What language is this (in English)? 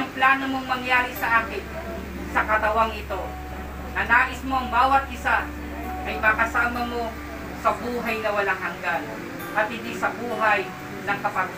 Filipino